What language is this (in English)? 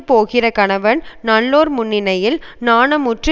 Tamil